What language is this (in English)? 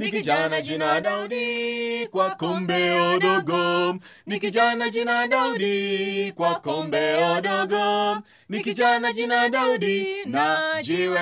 Swahili